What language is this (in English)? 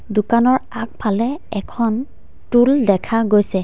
Assamese